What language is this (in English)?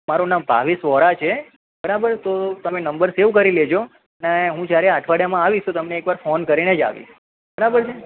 Gujarati